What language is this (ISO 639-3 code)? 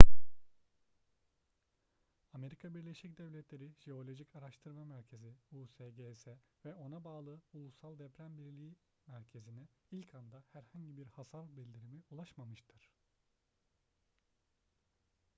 tur